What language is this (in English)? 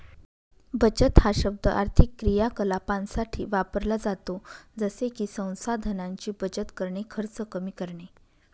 Marathi